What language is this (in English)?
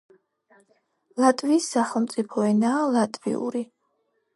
Georgian